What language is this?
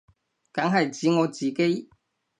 Cantonese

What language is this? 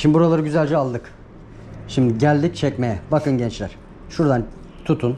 Turkish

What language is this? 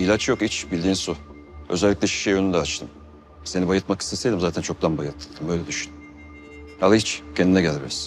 Turkish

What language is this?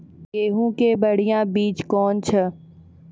Maithili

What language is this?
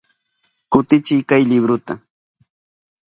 Southern Pastaza Quechua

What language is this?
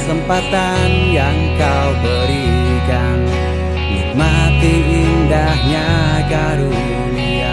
Indonesian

